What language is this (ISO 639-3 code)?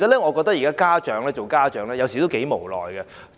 yue